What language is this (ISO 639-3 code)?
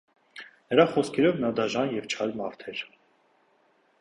hye